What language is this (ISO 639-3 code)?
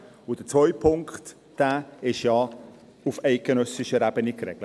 gsw